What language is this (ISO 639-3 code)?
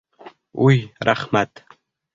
bak